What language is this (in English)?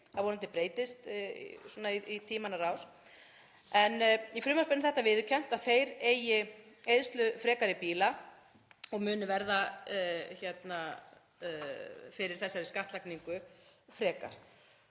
Icelandic